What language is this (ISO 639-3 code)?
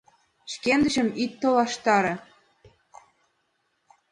chm